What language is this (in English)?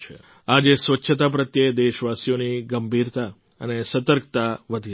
Gujarati